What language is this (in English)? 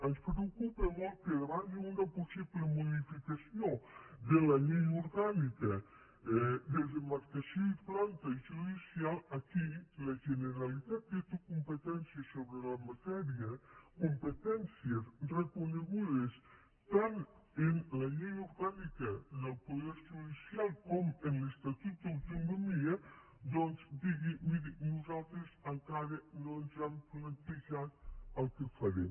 Catalan